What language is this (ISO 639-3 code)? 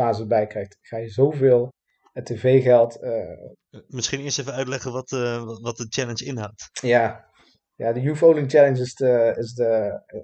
nld